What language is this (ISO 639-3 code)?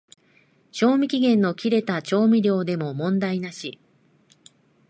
jpn